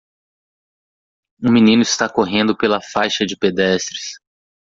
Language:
Portuguese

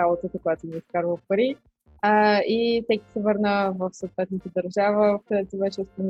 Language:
Bulgarian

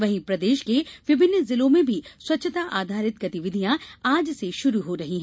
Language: Hindi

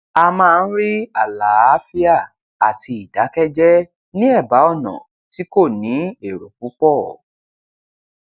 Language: Yoruba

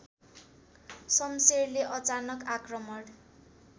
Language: Nepali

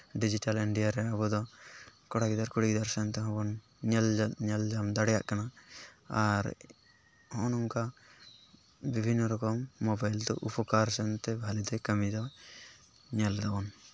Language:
Santali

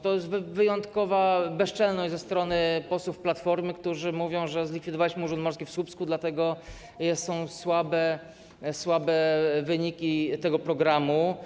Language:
Polish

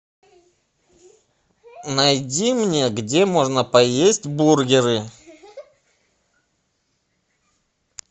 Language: Russian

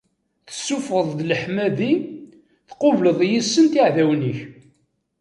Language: Kabyle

